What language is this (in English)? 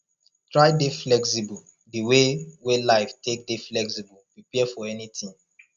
Nigerian Pidgin